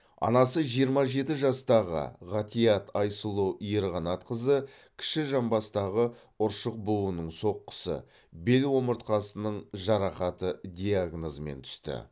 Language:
Kazakh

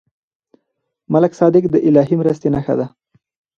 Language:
Pashto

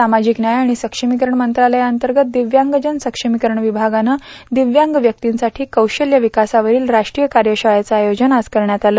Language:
Marathi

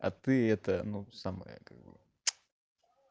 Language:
Russian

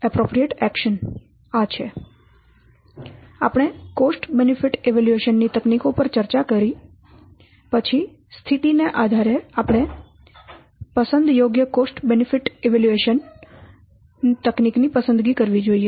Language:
Gujarati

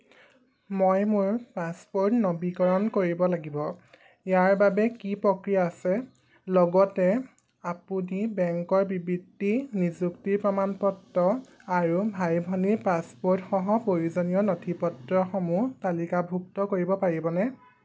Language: Assamese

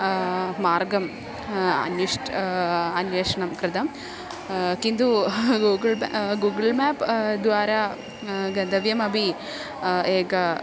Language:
Sanskrit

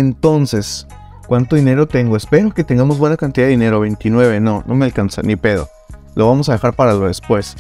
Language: Spanish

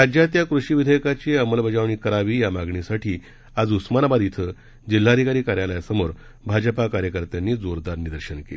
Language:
Marathi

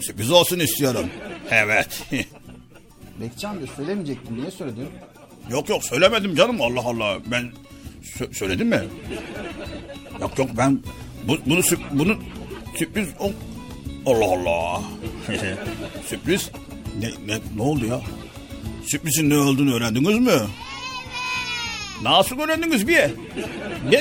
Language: Turkish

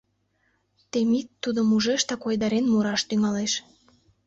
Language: Mari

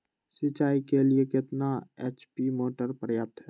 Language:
Magahi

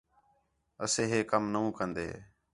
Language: Khetrani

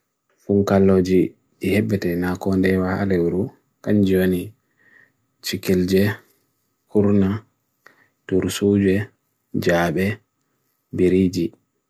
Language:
Bagirmi Fulfulde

